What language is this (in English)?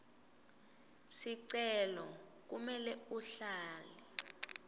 Swati